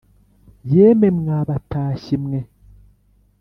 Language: Kinyarwanda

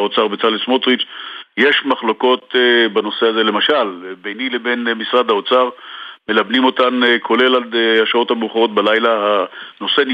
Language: Hebrew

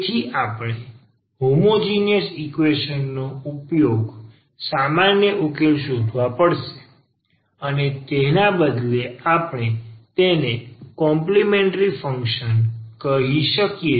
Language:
Gujarati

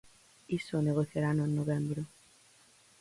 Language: Galician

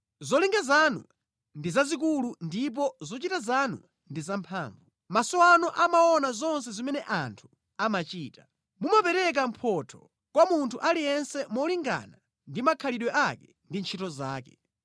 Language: Nyanja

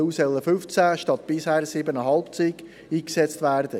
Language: Swiss German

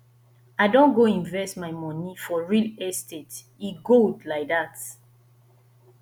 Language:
Nigerian Pidgin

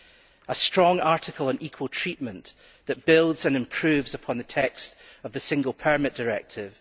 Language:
English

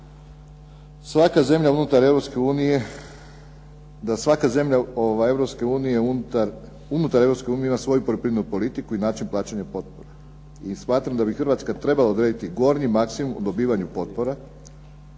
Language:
Croatian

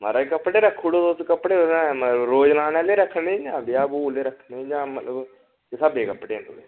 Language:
Dogri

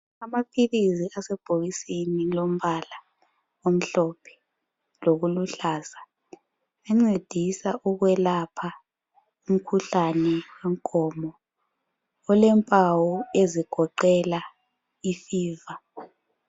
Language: North Ndebele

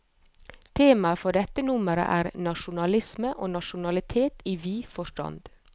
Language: Norwegian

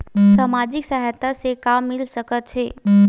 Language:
Chhattisgarhi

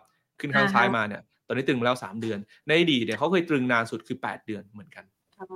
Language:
Thai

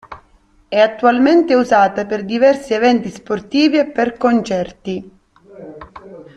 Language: Italian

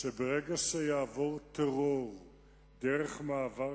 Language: Hebrew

